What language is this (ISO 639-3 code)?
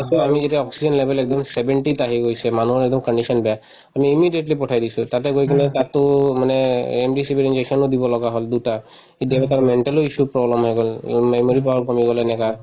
asm